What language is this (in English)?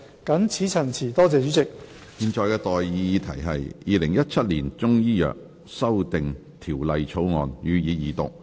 Cantonese